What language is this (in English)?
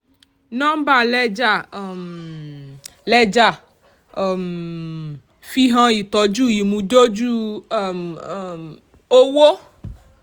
Yoruba